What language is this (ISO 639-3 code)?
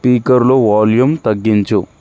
tel